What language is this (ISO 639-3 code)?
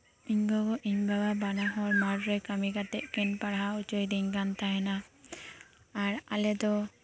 sat